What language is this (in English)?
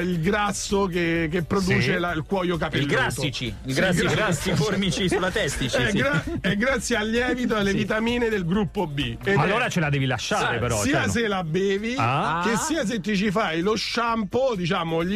Italian